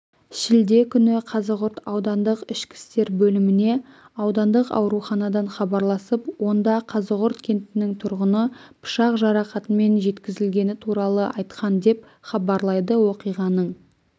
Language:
Kazakh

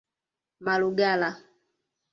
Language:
Swahili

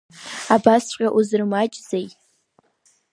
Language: Abkhazian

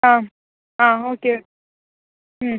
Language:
Konkani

